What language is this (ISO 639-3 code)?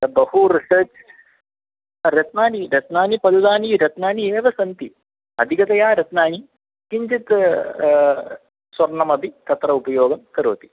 san